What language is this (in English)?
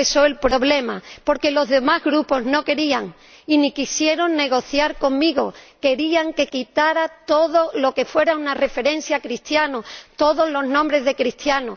Spanish